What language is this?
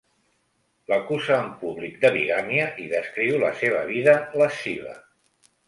Catalan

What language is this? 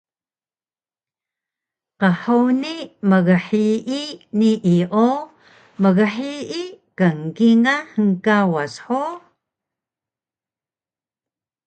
Taroko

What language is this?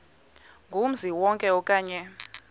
Xhosa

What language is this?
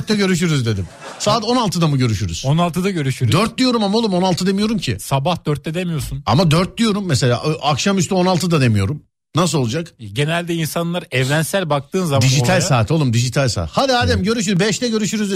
Turkish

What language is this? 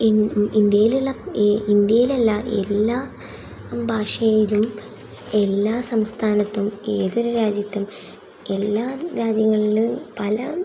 Malayalam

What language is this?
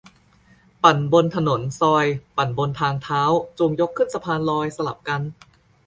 Thai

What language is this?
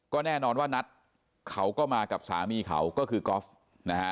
Thai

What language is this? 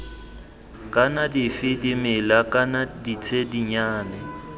Tswana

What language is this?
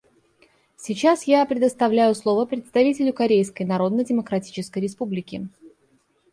Russian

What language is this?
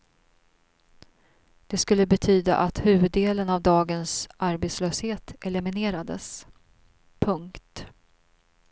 Swedish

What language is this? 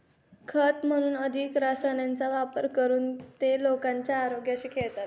Marathi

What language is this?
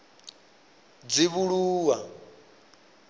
Venda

